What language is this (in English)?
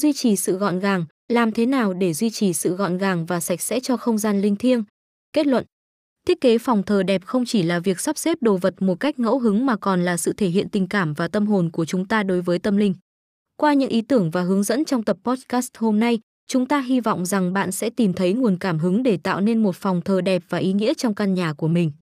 Vietnamese